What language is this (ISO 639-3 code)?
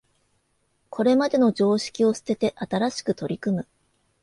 jpn